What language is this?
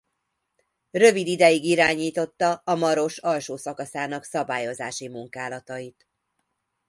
Hungarian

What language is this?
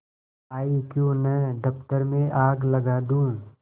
Hindi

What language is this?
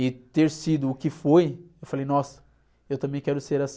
Portuguese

